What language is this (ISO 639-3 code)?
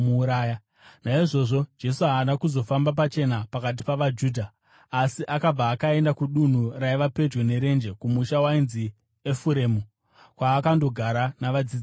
sna